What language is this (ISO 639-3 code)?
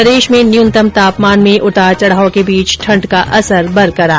hin